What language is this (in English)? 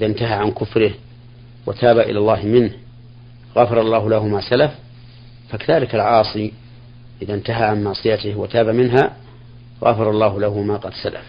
Arabic